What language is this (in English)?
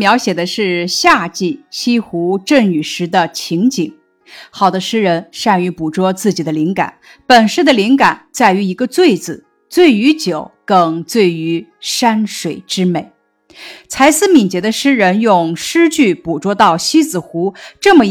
Chinese